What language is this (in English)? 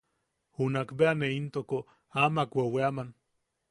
Yaqui